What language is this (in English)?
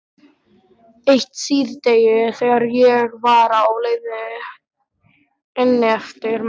Icelandic